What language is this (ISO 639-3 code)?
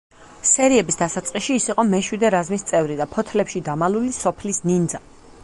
kat